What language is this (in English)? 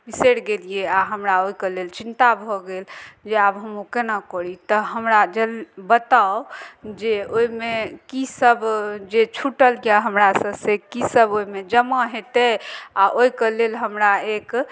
Maithili